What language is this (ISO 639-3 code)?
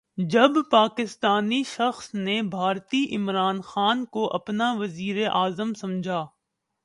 urd